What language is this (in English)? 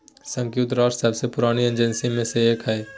Magahi